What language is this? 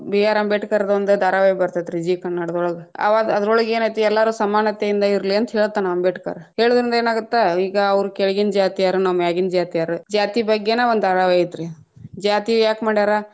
Kannada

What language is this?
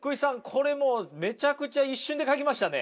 Japanese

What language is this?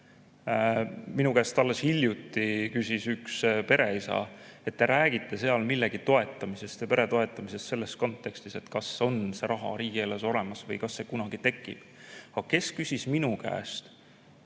Estonian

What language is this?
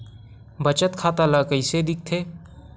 Chhattisgarhi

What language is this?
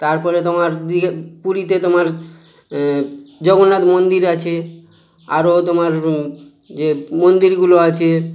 Bangla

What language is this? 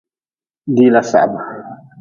Nawdm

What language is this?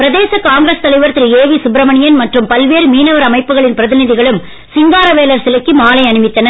Tamil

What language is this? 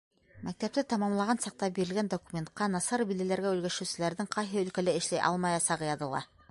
Bashkir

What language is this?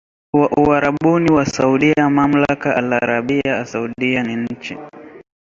Swahili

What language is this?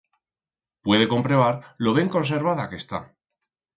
Aragonese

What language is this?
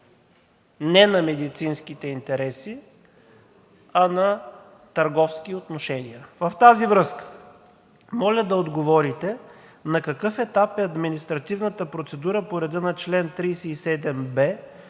Bulgarian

